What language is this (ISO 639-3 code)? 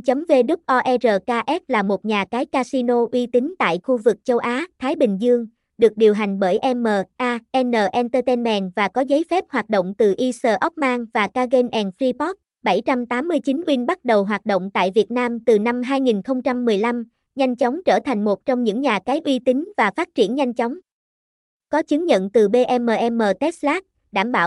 vie